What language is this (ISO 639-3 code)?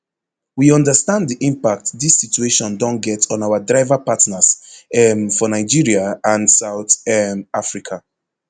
pcm